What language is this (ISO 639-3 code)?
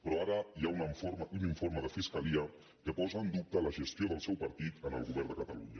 cat